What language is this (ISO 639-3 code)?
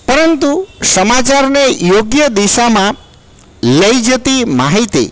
guj